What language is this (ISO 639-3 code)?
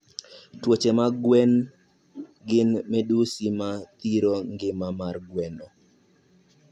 luo